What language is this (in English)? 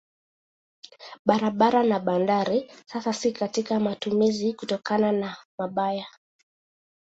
Swahili